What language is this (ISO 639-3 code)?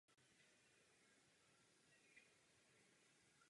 ces